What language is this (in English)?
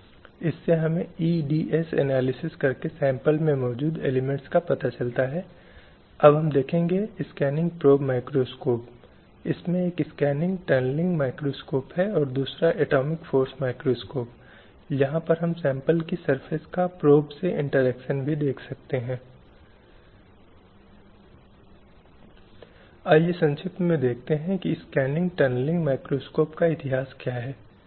Hindi